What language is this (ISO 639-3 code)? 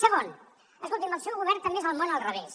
cat